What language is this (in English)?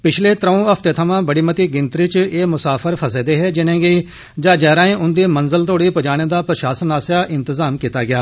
Dogri